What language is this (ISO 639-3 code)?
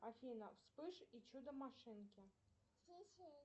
rus